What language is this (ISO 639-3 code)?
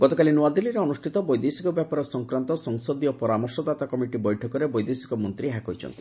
ori